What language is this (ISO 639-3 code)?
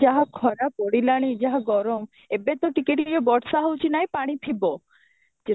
ori